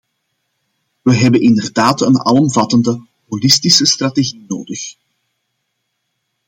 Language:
Dutch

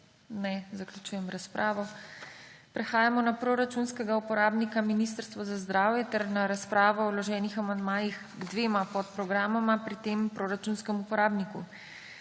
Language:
Slovenian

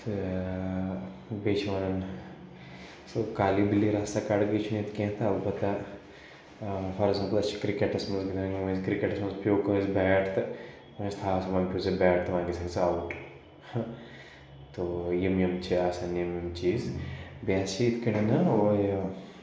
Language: Kashmiri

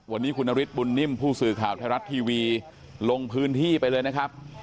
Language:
Thai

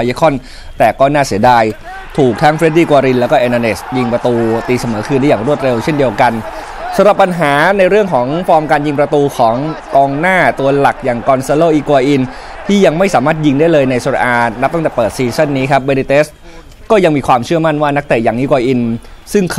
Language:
Thai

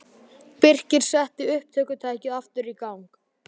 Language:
Icelandic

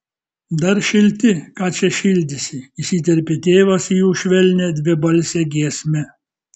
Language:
Lithuanian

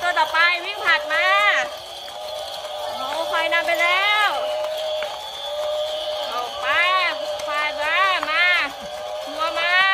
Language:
Thai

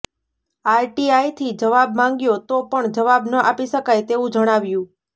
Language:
Gujarati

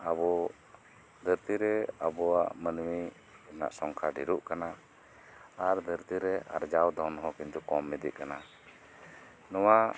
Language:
Santali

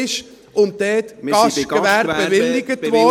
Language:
Swiss German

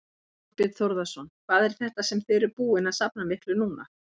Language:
Icelandic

